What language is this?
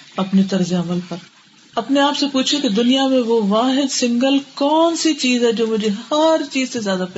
Urdu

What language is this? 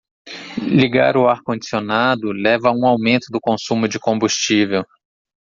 Portuguese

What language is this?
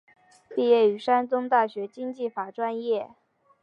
Chinese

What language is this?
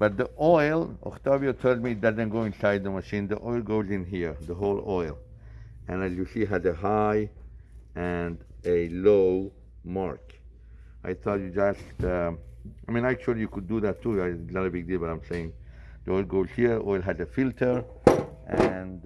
English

